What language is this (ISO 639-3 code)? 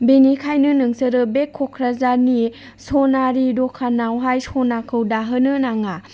brx